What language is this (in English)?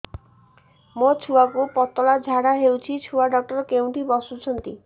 Odia